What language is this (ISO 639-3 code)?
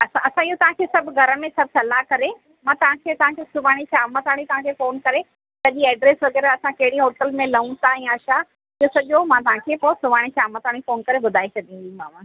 snd